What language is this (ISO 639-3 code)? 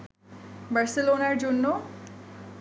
ben